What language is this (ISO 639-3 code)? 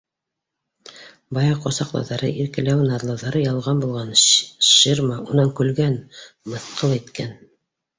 bak